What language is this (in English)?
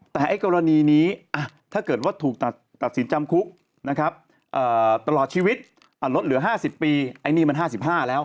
Thai